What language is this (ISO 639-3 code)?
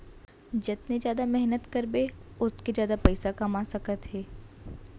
hne